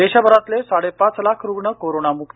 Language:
Marathi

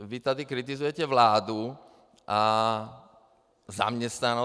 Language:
Czech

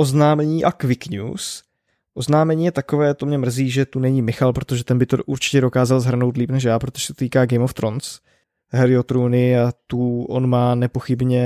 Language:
Czech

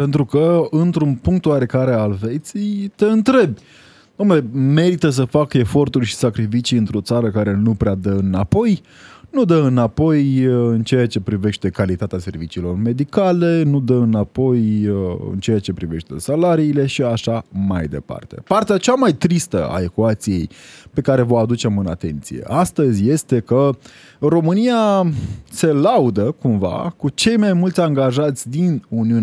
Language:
Romanian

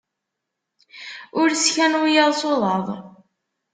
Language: Kabyle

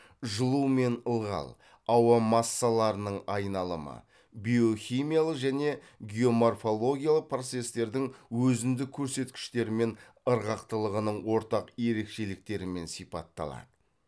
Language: Kazakh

